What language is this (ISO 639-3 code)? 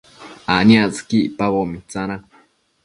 mcf